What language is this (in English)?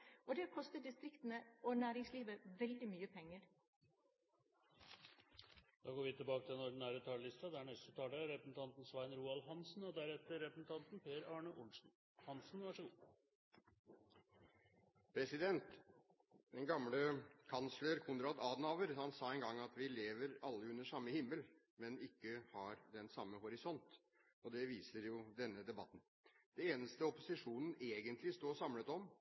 Norwegian